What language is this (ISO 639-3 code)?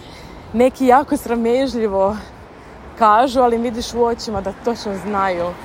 hrv